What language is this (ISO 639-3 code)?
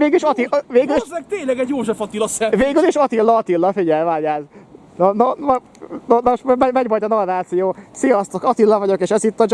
hun